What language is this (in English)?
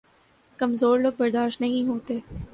Urdu